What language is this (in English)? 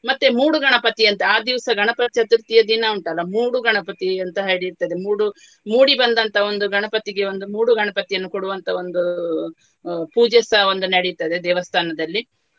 Kannada